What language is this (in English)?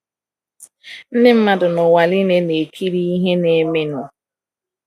Igbo